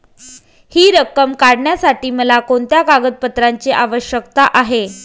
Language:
Marathi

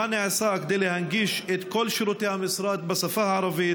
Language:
Hebrew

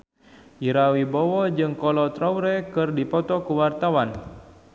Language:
Sundanese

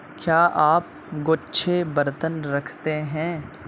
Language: Urdu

